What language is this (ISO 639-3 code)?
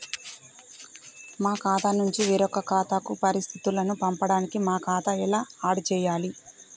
tel